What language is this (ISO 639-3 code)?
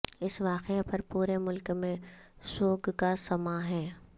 urd